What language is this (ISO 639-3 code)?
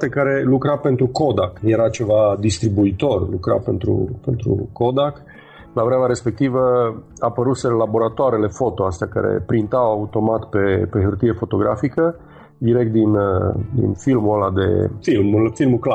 ron